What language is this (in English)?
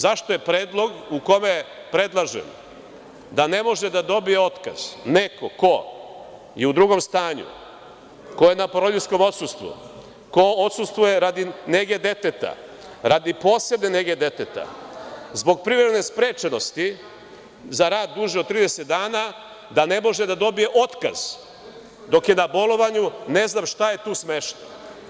Serbian